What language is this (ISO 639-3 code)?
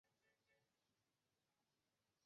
zho